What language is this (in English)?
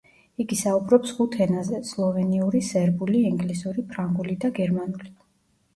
Georgian